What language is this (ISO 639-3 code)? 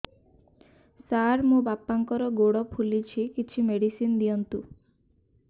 ori